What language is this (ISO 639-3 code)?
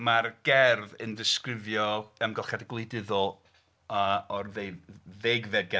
cym